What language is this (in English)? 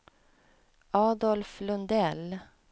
Swedish